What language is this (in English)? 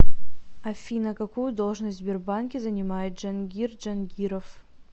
Russian